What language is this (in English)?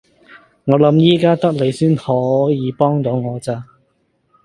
Cantonese